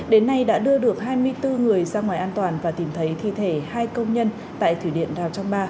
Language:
Vietnamese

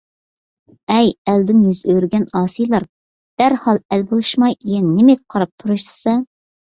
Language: Uyghur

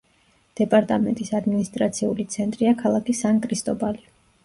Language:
Georgian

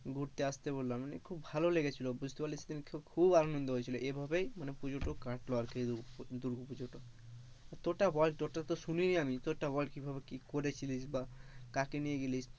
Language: Bangla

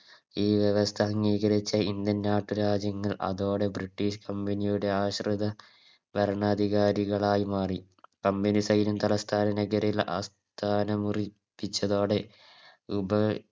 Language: Malayalam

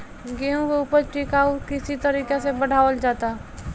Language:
Bhojpuri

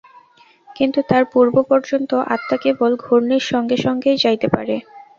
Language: Bangla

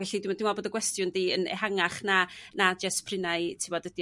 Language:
Welsh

